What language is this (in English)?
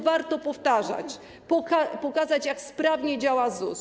Polish